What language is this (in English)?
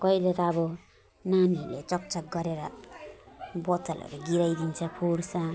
Nepali